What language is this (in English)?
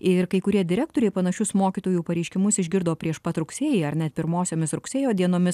Lithuanian